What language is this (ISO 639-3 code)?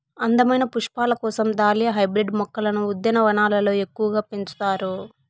tel